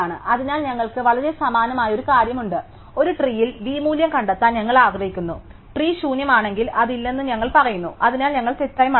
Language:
Malayalam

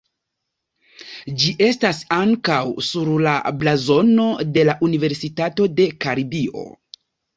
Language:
Esperanto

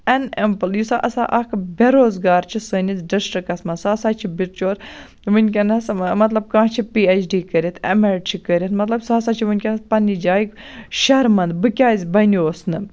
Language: Kashmiri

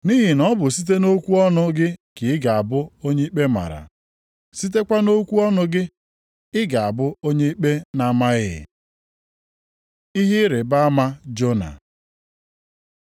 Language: Igbo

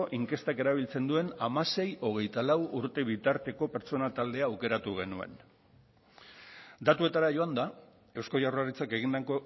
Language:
Basque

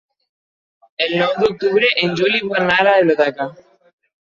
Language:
Catalan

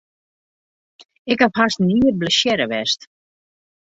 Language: Western Frisian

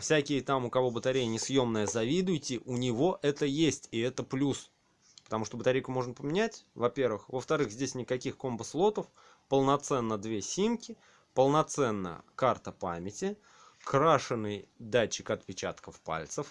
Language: Russian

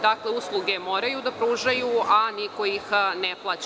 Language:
Serbian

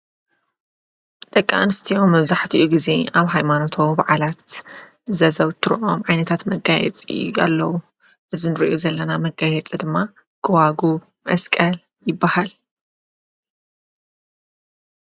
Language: Tigrinya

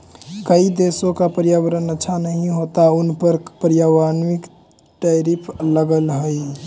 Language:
Magahi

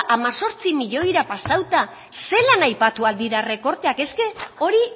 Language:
Basque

